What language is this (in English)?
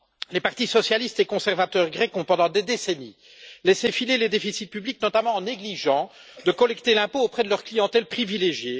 French